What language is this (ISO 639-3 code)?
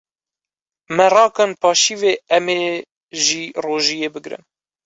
kur